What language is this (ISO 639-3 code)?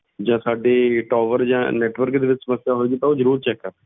pan